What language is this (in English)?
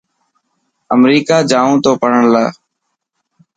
Dhatki